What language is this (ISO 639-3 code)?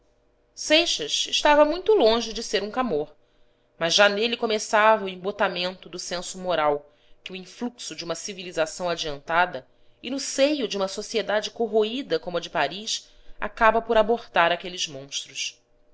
por